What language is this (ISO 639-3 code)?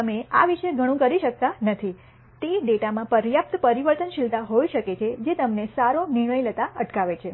guj